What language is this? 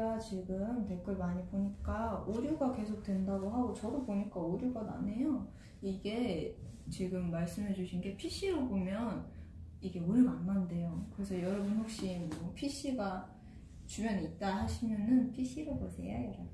Korean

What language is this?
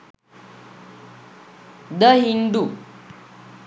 Sinhala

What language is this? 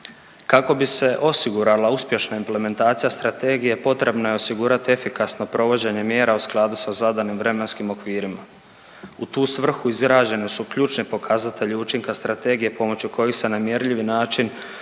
Croatian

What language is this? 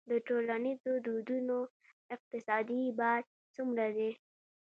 Pashto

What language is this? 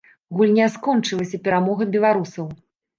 Belarusian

